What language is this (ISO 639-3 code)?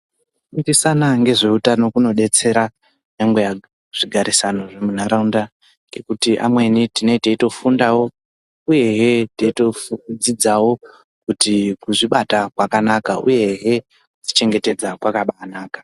ndc